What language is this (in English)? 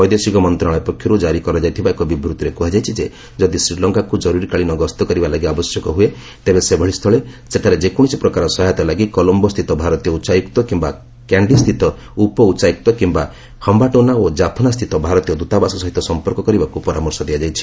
Odia